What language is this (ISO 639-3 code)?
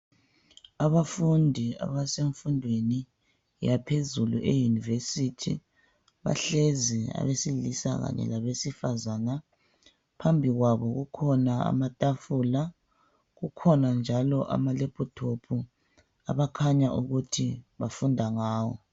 nde